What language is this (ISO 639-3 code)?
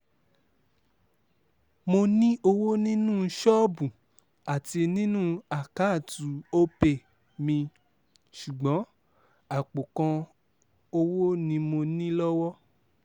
yor